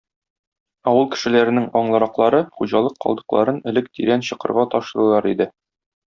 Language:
Tatar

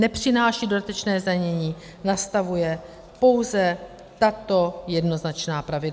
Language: Czech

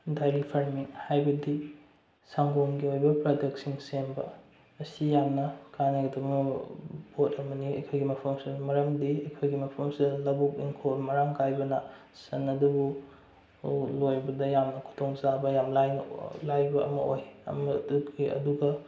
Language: Manipuri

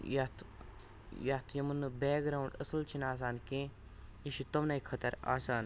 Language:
Kashmiri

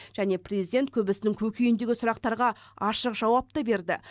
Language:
Kazakh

